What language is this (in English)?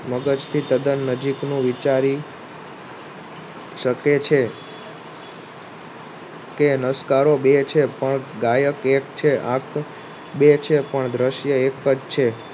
Gujarati